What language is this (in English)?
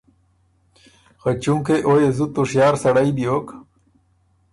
Ormuri